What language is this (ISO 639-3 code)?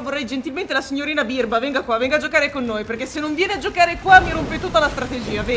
ita